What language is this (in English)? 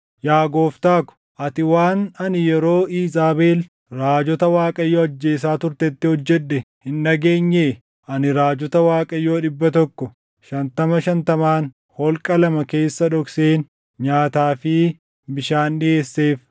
Oromo